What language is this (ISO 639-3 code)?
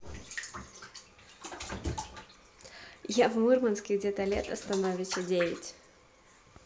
rus